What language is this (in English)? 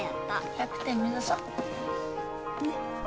Japanese